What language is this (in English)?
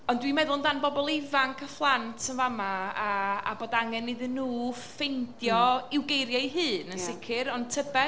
Welsh